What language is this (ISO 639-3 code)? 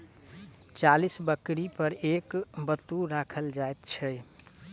mai